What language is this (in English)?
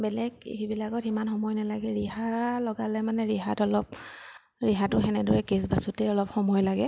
Assamese